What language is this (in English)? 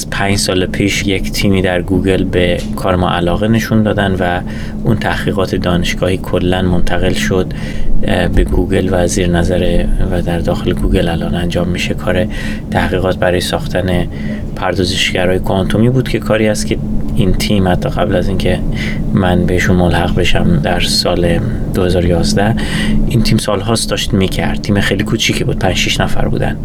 Persian